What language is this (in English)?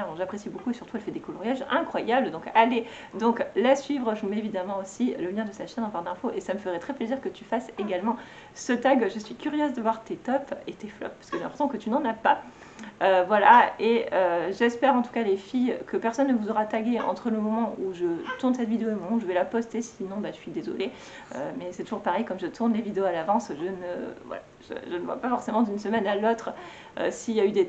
French